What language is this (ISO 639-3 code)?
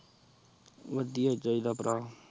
pan